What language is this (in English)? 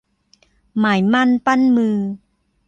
Thai